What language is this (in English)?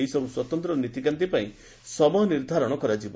Odia